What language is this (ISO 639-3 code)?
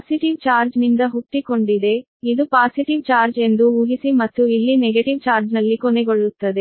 kan